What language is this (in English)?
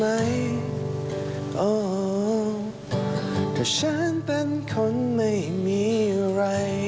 Thai